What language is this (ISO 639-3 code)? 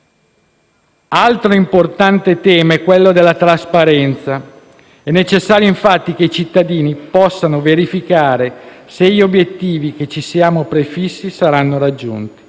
ita